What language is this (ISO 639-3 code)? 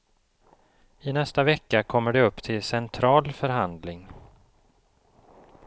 swe